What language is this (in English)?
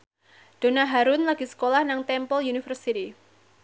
Javanese